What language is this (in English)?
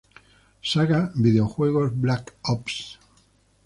Spanish